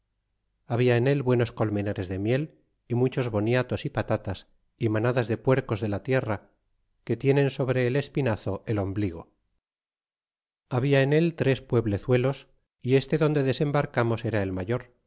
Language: Spanish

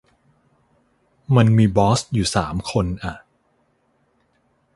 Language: Thai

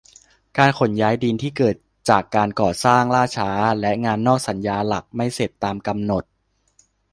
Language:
Thai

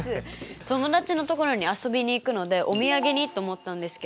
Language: Japanese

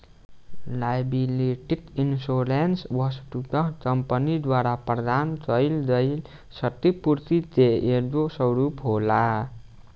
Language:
Bhojpuri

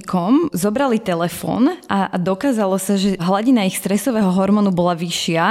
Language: Slovak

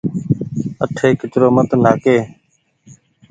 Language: Goaria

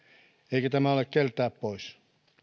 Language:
Finnish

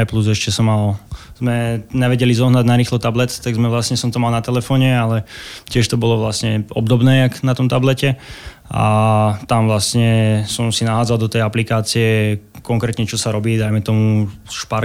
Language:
Slovak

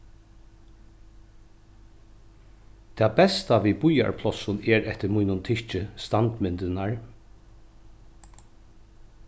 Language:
Faroese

